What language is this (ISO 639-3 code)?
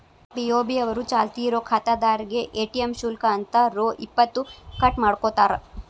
kan